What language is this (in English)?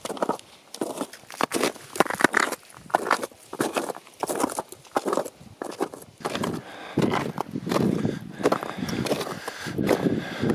French